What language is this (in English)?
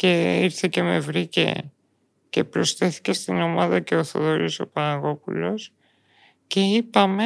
Greek